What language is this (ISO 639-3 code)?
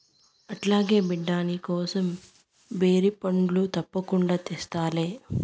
tel